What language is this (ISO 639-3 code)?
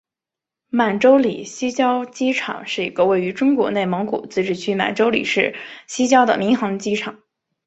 zho